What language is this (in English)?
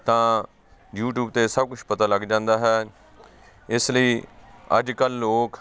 Punjabi